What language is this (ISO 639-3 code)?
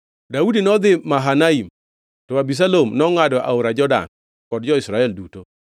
luo